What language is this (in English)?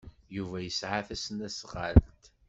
Kabyle